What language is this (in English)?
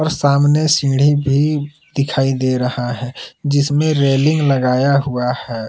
Hindi